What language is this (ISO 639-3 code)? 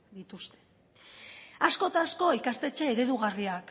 eus